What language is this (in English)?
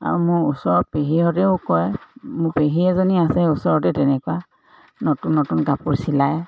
Assamese